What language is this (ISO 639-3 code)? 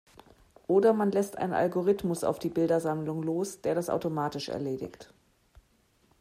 deu